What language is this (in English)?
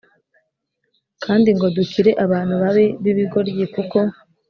Kinyarwanda